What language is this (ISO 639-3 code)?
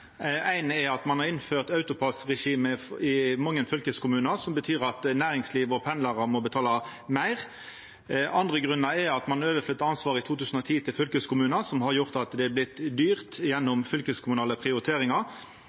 nno